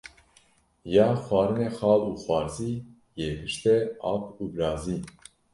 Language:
Kurdish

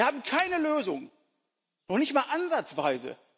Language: German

